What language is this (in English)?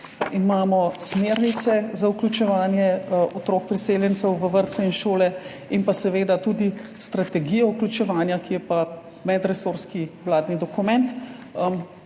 Slovenian